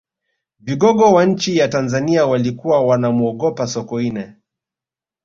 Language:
Swahili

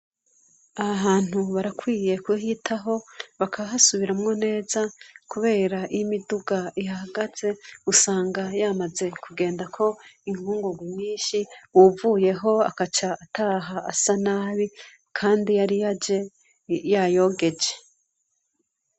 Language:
Rundi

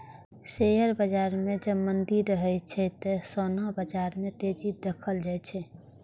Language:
Maithili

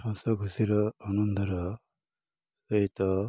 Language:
Odia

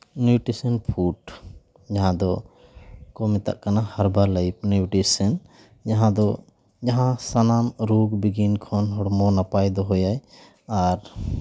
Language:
Santali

